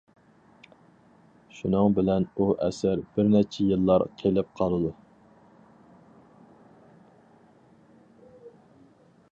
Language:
Uyghur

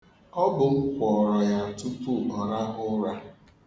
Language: Igbo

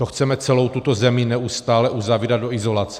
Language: Czech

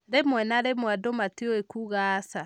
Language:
Kikuyu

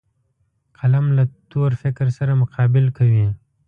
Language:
Pashto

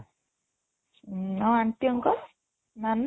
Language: Odia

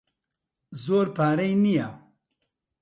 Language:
Central Kurdish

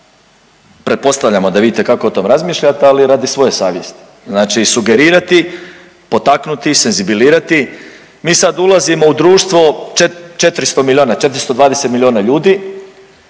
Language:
Croatian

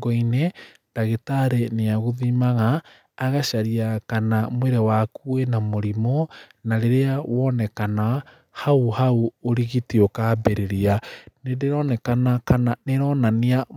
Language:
Kikuyu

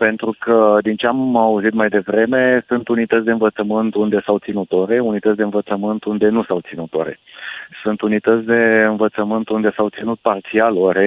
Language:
Romanian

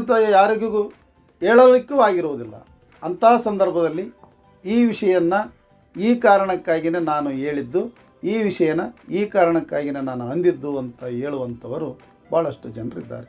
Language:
Kannada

